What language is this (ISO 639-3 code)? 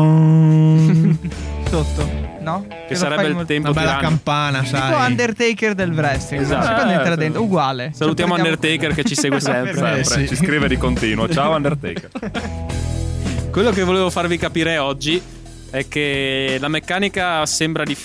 ita